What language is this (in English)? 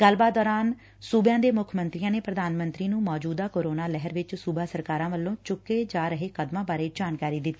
Punjabi